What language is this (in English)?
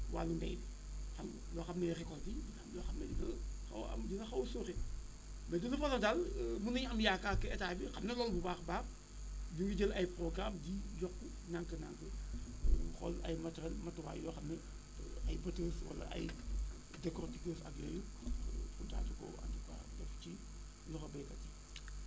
Wolof